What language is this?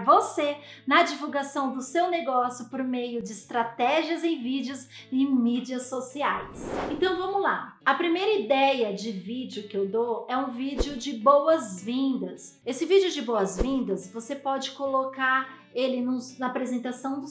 Portuguese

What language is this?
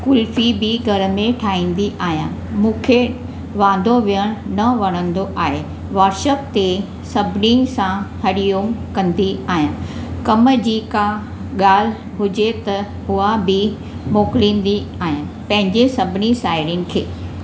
Sindhi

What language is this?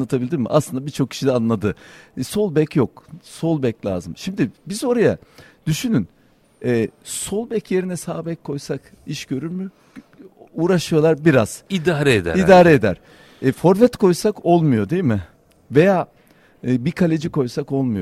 Turkish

